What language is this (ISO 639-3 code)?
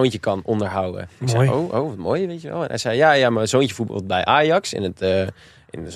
nld